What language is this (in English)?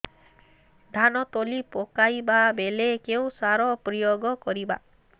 Odia